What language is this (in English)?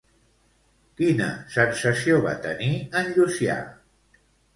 Catalan